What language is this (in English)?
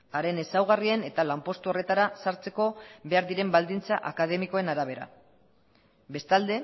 Basque